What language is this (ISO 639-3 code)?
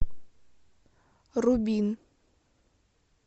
rus